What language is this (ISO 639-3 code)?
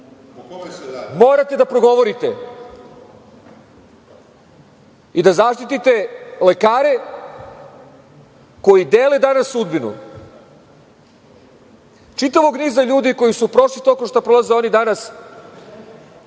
srp